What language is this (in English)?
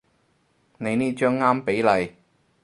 Cantonese